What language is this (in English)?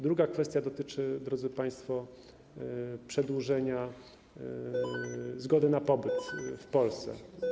Polish